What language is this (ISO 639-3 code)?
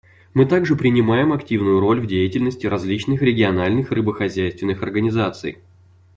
rus